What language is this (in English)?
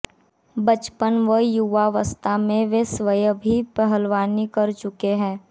Hindi